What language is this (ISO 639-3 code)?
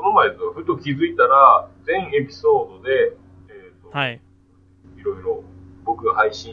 jpn